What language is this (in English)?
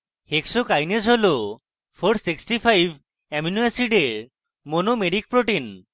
Bangla